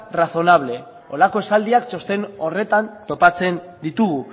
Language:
Basque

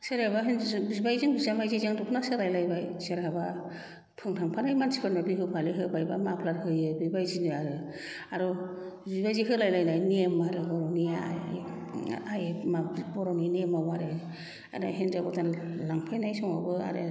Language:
Bodo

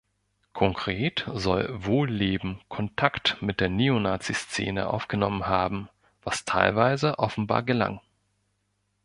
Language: German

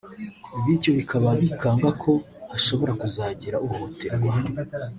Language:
Kinyarwanda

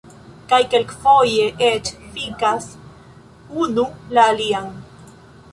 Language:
Esperanto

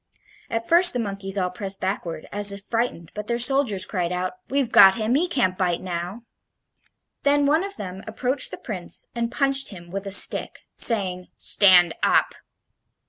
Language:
English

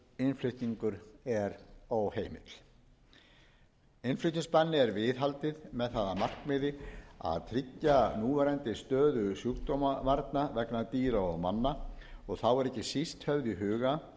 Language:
Icelandic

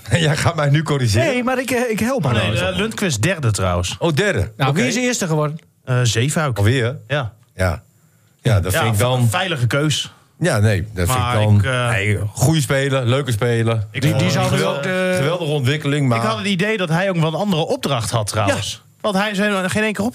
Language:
Dutch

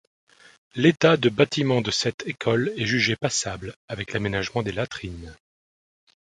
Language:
French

